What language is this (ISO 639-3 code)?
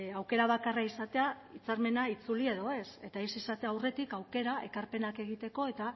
eus